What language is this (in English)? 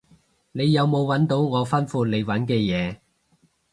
Cantonese